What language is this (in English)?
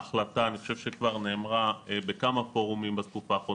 Hebrew